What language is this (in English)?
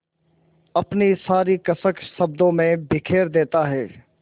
Hindi